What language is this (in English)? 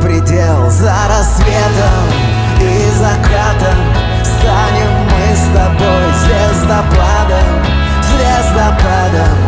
Russian